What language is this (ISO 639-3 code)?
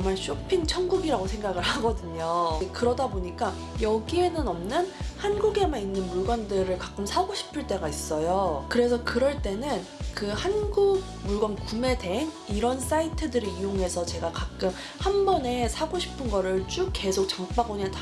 kor